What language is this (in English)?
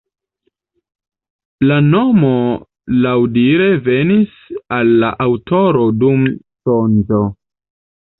Esperanto